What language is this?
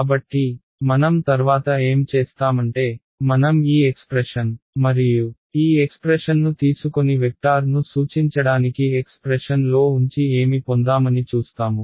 Telugu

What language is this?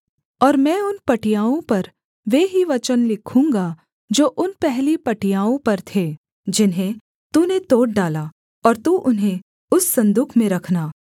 Hindi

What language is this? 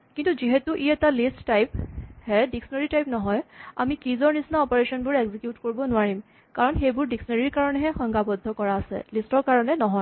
Assamese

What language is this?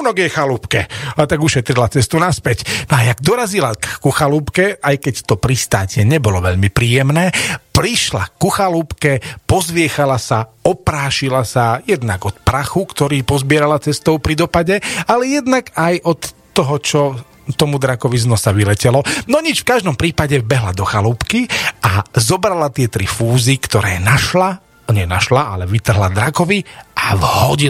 Slovak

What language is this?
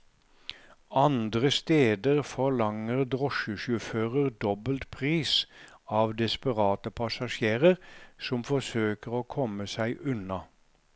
Norwegian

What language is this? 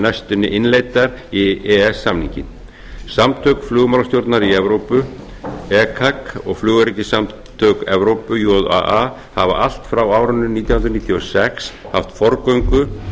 Icelandic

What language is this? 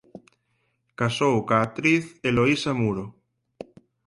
Galician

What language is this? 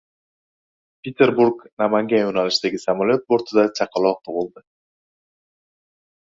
Uzbek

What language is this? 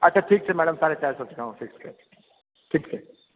Maithili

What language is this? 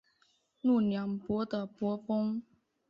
Chinese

